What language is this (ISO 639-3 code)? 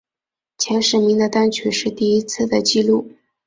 zho